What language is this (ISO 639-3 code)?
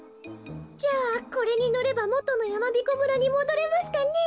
jpn